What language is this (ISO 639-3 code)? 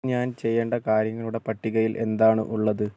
mal